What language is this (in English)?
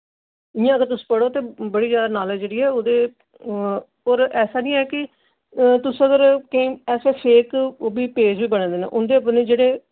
Dogri